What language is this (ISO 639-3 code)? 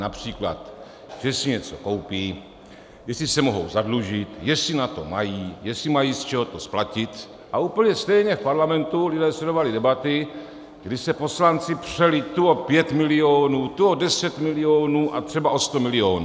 ces